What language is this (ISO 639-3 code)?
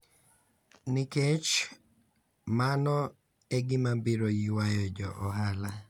luo